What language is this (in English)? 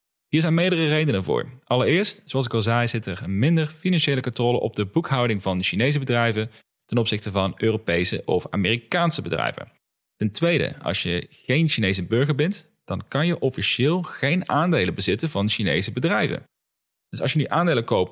Dutch